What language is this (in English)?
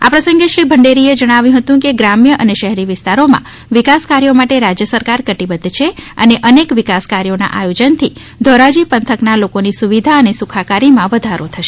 Gujarati